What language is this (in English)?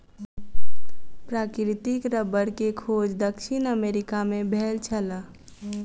Maithili